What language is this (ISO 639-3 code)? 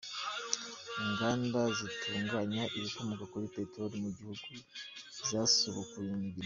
kin